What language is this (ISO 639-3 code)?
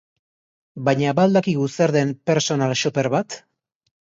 eus